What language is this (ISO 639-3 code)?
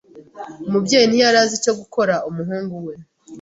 kin